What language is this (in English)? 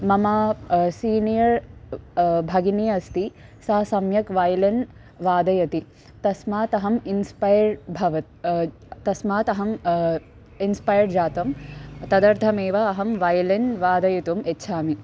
Sanskrit